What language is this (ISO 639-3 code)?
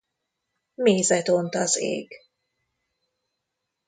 hun